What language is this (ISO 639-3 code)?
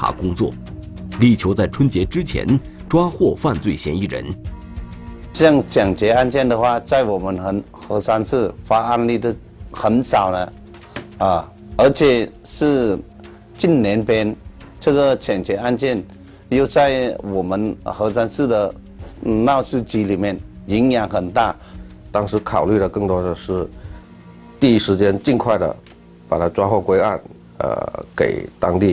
zho